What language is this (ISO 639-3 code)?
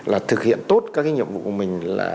vie